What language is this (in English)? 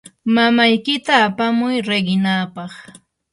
Yanahuanca Pasco Quechua